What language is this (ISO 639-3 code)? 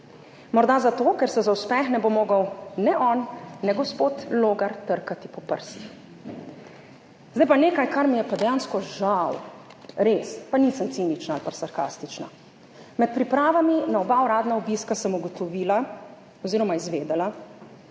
slv